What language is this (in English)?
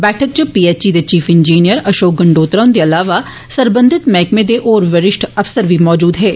Dogri